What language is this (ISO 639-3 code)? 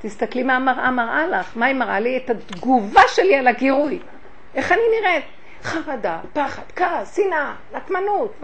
heb